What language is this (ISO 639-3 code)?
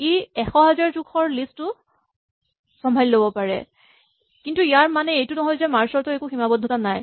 asm